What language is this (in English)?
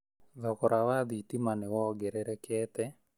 Kikuyu